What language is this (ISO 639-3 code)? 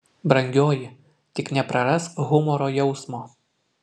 lit